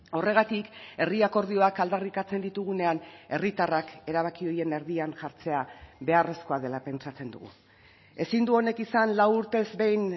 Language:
Basque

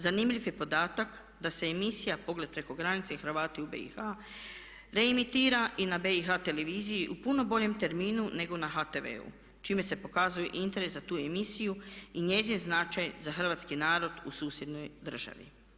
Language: Croatian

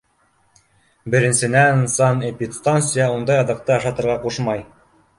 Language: Bashkir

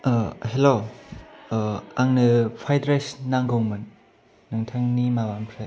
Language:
Bodo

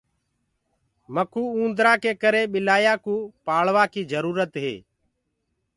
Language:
Gurgula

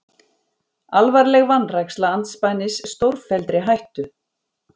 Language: Icelandic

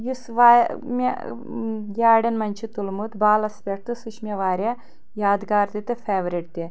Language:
Kashmiri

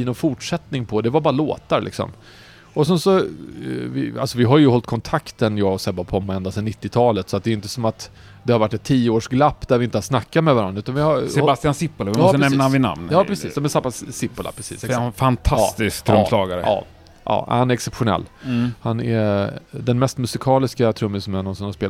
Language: Swedish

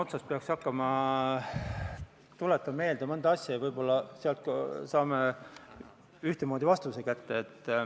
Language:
Estonian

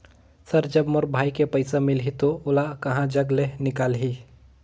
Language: Chhattisgarhi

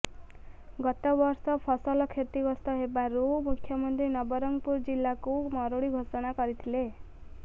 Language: Odia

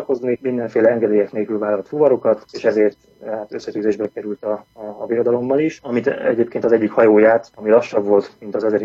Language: Hungarian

